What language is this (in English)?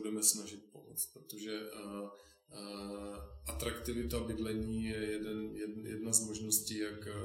Czech